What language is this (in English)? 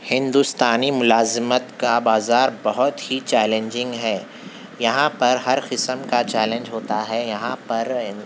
Urdu